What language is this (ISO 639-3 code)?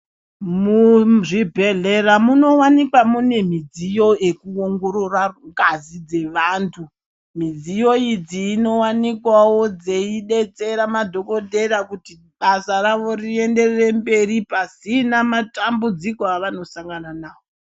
ndc